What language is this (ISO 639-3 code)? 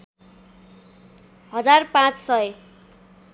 nep